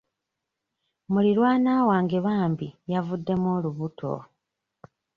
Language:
Ganda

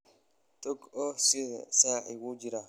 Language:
Somali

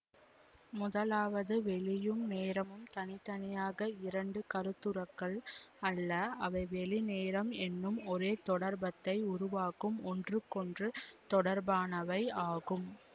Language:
Tamil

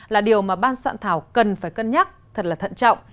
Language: Vietnamese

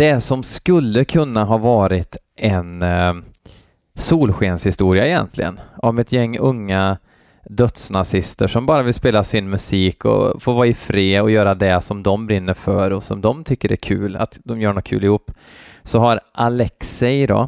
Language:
Swedish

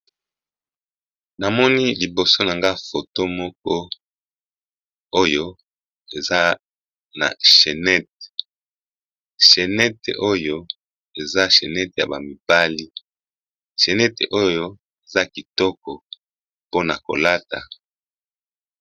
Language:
Lingala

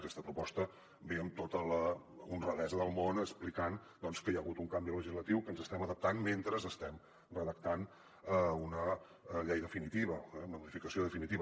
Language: Catalan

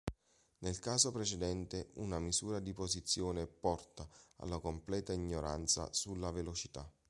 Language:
Italian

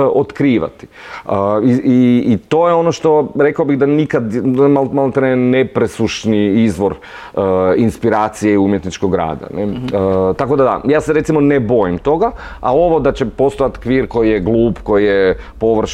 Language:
Croatian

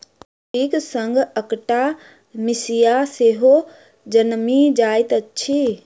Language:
Maithili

